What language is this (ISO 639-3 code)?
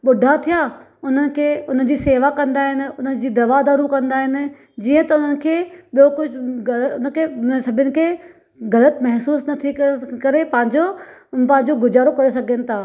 snd